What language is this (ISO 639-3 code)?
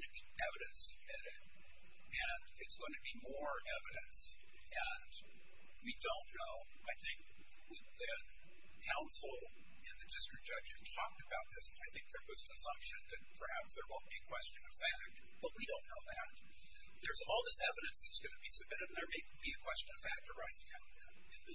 eng